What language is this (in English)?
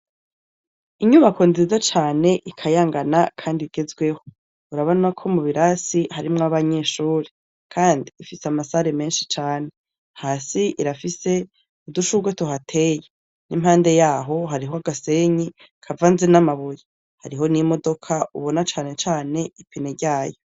Rundi